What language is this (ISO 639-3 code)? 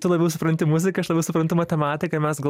lit